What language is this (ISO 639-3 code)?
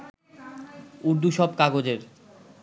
ben